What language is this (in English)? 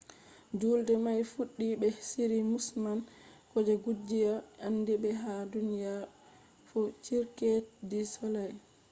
Fula